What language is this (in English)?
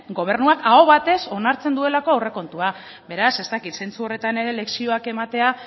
Basque